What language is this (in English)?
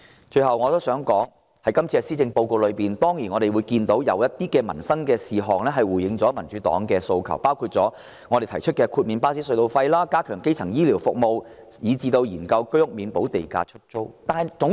Cantonese